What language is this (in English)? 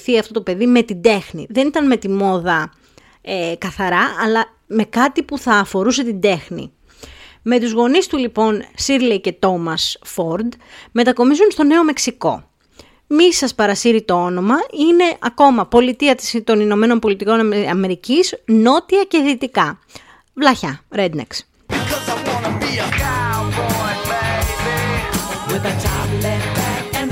Greek